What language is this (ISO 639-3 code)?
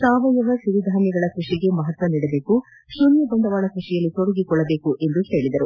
kan